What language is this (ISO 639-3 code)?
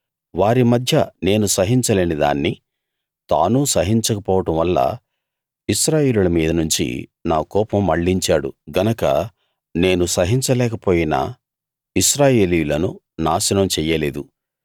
tel